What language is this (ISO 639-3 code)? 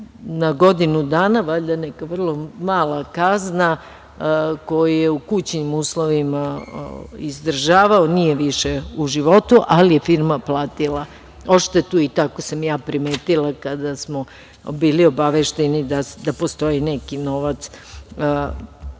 srp